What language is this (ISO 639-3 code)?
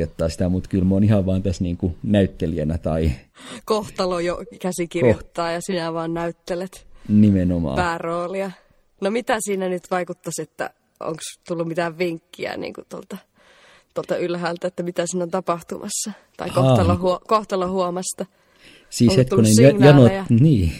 fin